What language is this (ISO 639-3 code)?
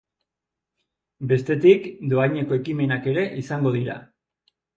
eus